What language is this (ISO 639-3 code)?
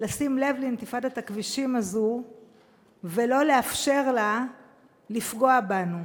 heb